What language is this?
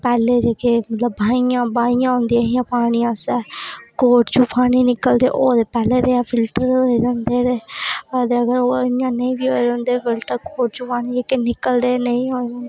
Dogri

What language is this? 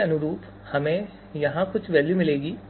Hindi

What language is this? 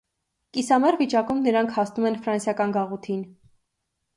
Armenian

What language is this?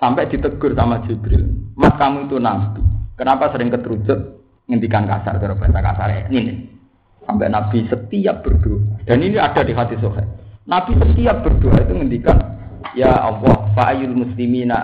Indonesian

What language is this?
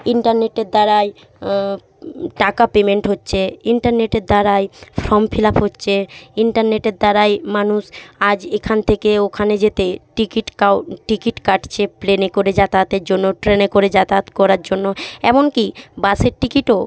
Bangla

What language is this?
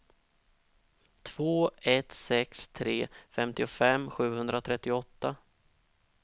Swedish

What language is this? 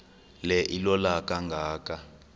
Xhosa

